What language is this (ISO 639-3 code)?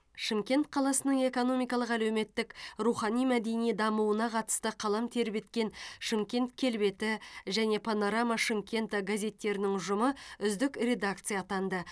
kaz